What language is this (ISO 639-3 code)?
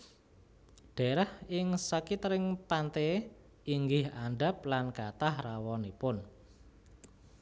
jav